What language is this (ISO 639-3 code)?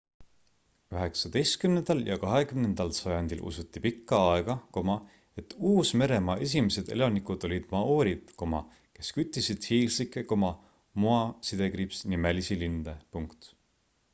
est